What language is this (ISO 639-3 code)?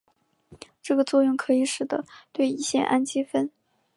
zho